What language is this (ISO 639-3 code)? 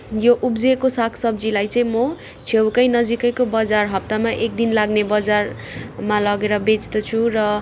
nep